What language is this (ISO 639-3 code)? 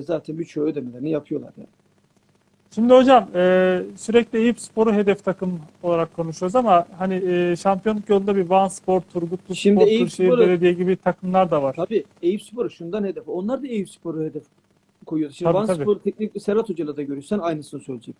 tur